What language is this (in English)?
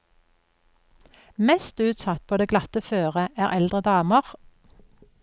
Norwegian